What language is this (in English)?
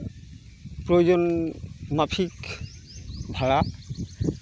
Santali